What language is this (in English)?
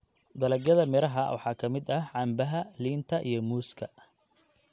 Somali